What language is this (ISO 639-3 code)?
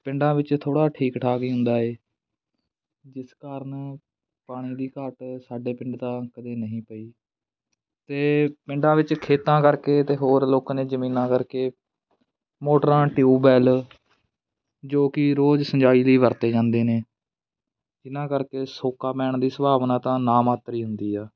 pan